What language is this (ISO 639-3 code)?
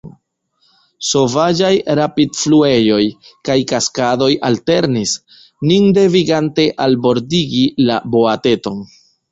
epo